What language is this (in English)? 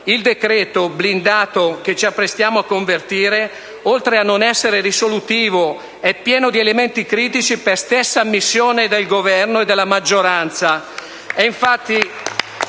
Italian